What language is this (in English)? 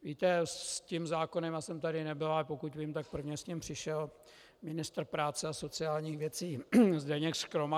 Czech